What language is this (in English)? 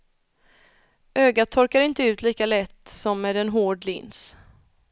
Swedish